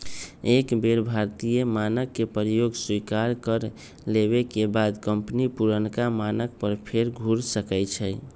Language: Magahi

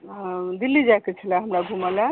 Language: Maithili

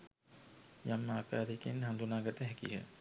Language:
Sinhala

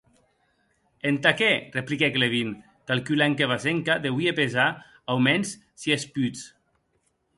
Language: Occitan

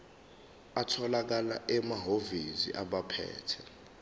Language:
Zulu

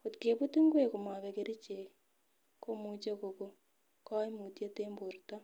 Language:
Kalenjin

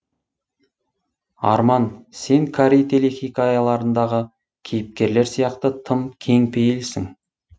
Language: Kazakh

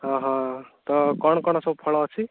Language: Odia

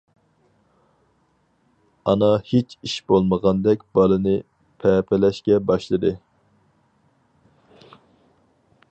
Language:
Uyghur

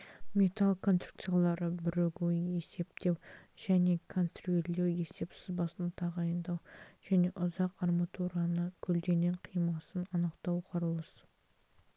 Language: Kazakh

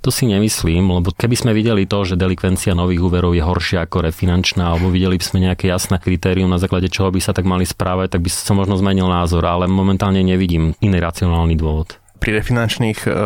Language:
Slovak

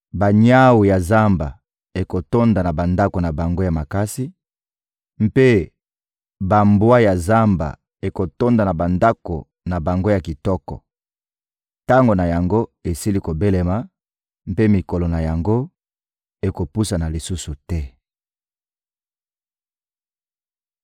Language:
Lingala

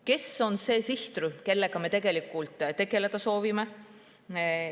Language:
Estonian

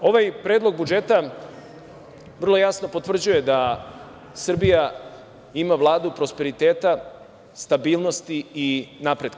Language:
Serbian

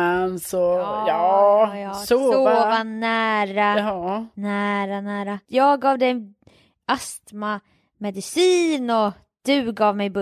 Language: Swedish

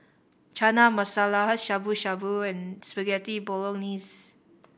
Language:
English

